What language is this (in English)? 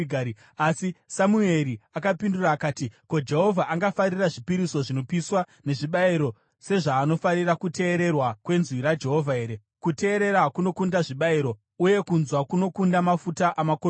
Shona